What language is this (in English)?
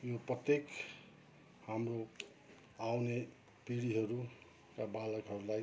Nepali